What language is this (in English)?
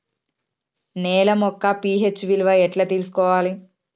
Telugu